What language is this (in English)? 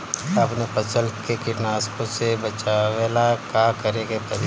Bhojpuri